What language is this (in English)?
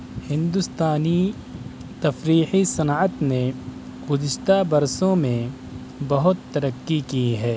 Urdu